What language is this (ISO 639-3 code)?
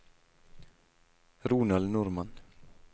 nor